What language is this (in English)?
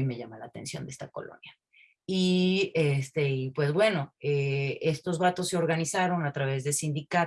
Spanish